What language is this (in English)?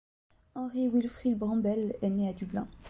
French